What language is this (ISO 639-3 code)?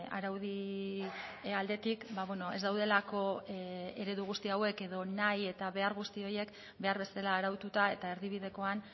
eus